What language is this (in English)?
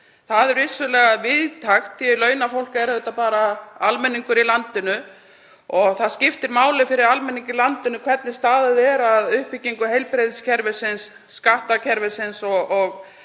Icelandic